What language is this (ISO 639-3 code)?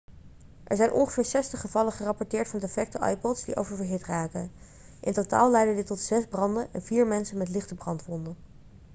nld